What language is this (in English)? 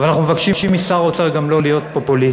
Hebrew